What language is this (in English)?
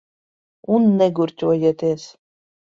Latvian